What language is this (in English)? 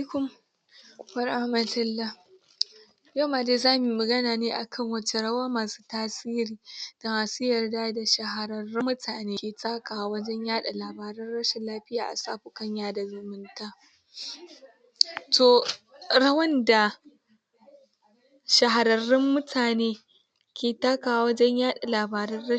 Hausa